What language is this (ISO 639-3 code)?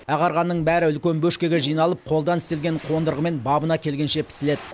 kaz